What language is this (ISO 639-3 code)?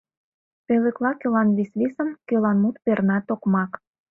chm